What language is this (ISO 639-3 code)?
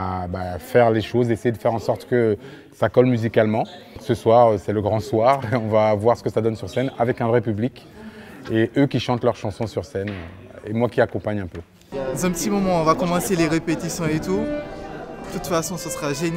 fra